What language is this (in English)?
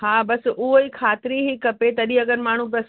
Sindhi